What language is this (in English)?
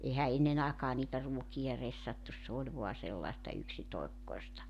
Finnish